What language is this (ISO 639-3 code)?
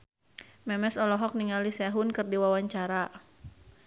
sun